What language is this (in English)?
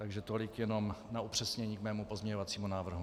Czech